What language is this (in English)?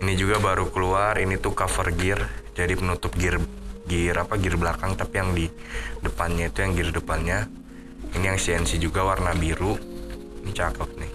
Indonesian